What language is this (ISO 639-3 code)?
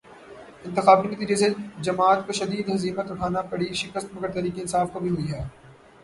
urd